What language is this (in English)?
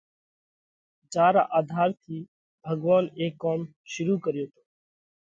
Parkari Koli